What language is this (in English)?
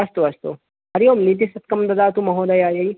Sanskrit